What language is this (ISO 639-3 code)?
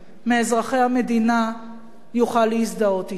heb